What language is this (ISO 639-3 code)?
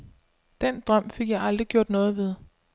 dan